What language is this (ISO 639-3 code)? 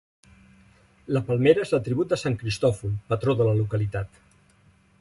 cat